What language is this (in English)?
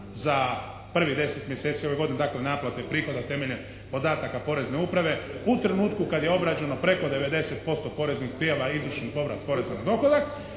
Croatian